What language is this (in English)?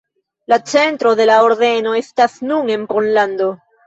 Esperanto